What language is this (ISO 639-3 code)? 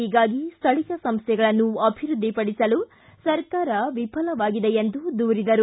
kan